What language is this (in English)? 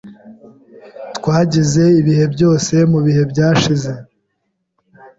Kinyarwanda